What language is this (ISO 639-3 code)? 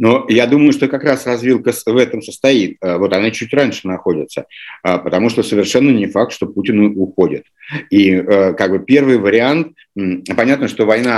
rus